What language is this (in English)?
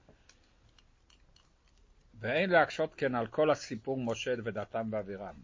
Hebrew